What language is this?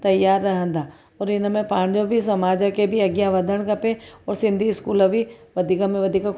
Sindhi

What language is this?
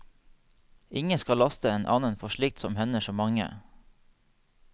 Norwegian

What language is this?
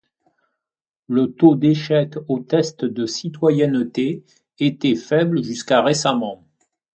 French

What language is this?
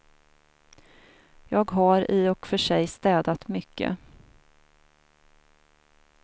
Swedish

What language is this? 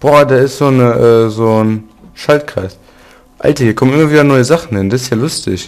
German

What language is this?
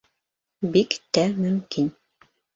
Bashkir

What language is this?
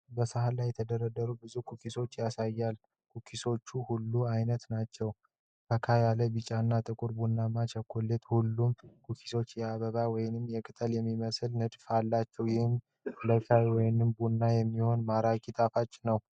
Amharic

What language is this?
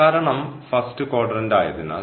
Malayalam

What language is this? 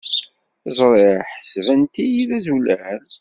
Kabyle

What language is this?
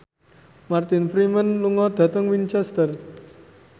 Javanese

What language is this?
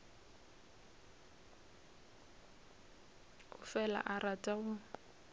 Northern Sotho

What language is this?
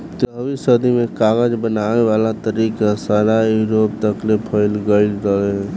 Bhojpuri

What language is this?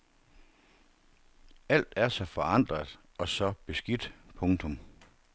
Danish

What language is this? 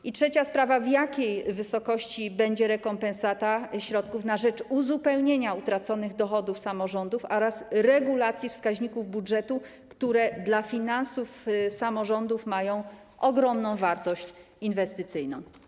Polish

